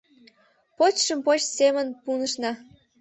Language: Mari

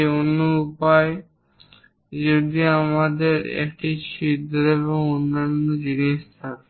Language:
Bangla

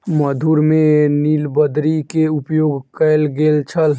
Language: Maithili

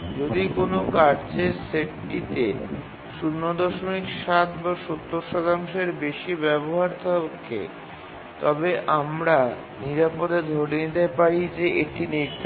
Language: Bangla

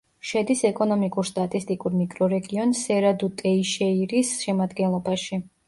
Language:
Georgian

